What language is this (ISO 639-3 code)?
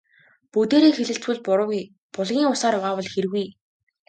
mon